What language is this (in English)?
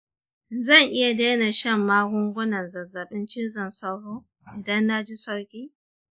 Hausa